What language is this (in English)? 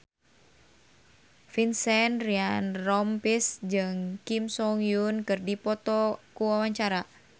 Sundanese